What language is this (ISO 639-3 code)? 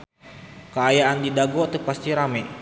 sun